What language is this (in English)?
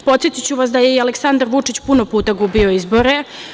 Serbian